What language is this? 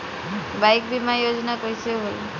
Bhojpuri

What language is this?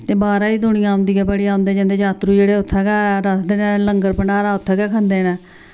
Dogri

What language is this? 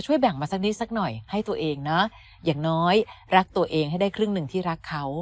Thai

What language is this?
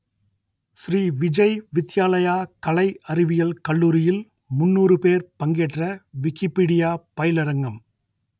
Tamil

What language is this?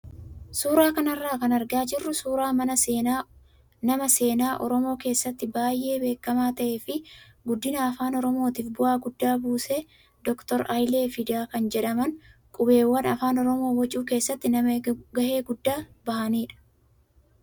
Oromo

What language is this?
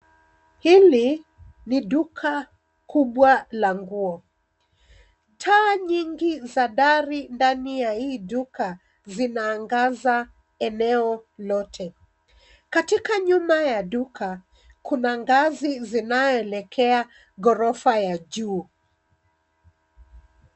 Swahili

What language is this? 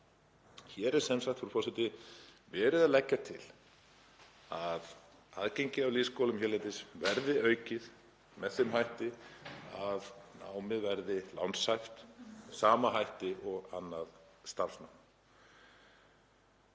Icelandic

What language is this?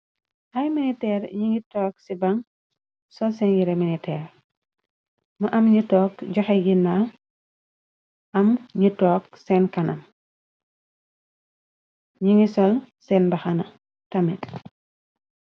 Wolof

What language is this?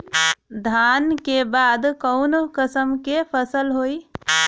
Bhojpuri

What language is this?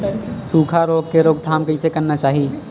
Chhattisgarhi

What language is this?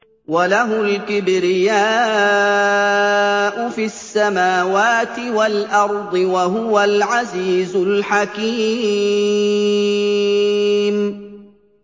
Arabic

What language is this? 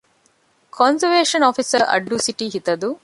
Divehi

